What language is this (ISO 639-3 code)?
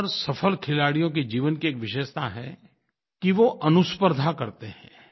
hin